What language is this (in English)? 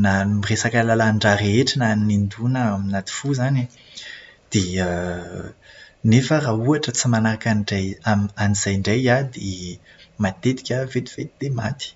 Malagasy